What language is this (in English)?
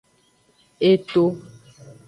Aja (Benin)